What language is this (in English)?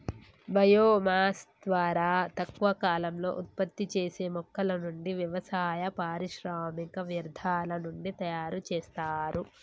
Telugu